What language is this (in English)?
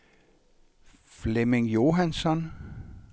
Danish